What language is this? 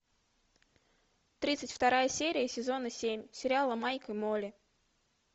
Russian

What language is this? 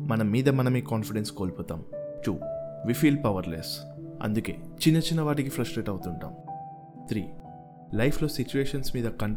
Telugu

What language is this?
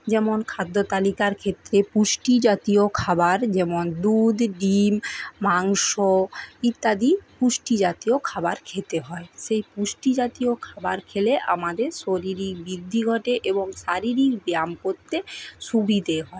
Bangla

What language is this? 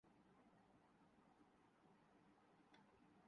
Urdu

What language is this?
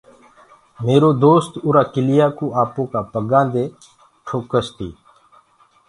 Gurgula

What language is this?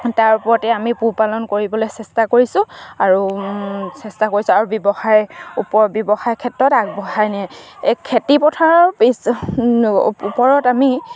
Assamese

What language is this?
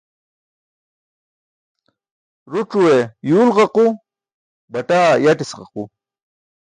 Burushaski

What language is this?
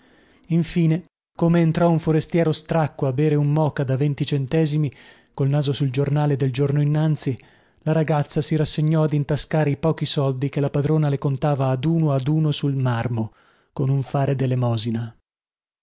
Italian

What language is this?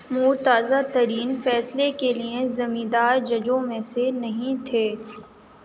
Urdu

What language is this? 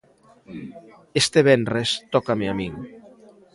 Galician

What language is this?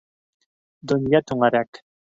Bashkir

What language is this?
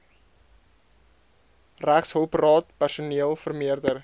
Afrikaans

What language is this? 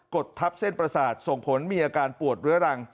Thai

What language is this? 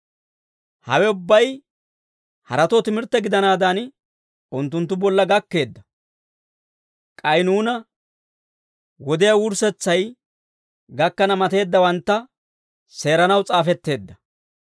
Dawro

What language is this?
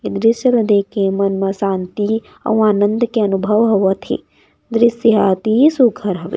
Chhattisgarhi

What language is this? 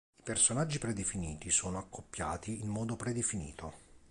Italian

